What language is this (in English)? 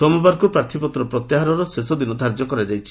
Odia